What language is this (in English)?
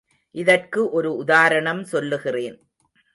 Tamil